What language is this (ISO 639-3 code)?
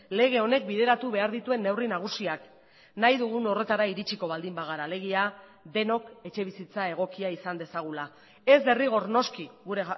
eus